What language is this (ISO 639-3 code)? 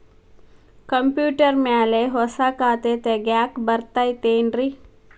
kan